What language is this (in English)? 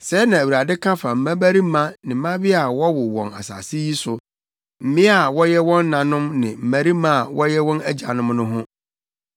Akan